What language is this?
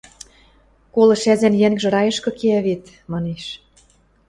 Western Mari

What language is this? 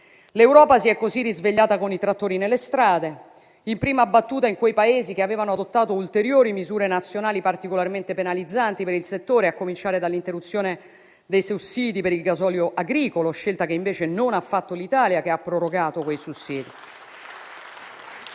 Italian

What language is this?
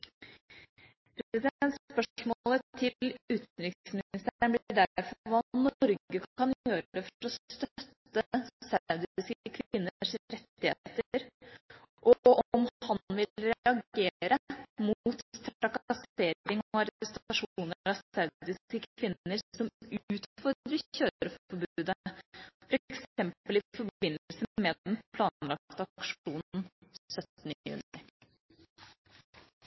Norwegian Bokmål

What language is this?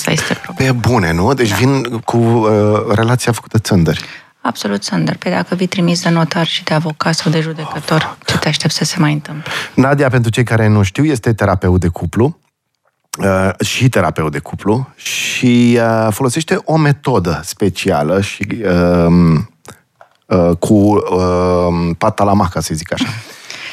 Romanian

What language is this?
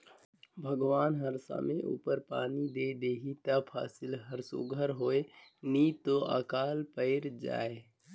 Chhattisgarhi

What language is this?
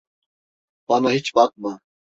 Turkish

